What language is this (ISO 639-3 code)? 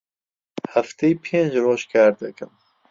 ckb